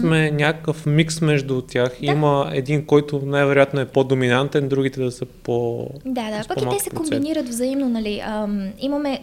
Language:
Bulgarian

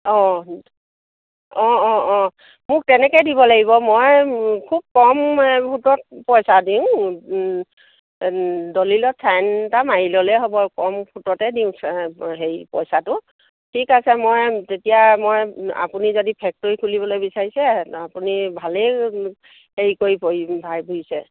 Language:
Assamese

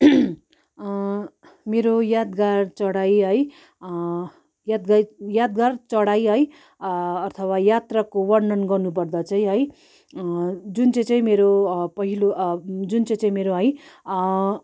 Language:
Nepali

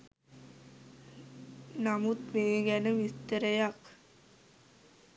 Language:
Sinhala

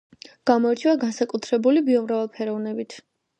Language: Georgian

